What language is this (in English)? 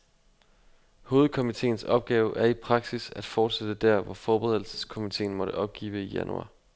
Danish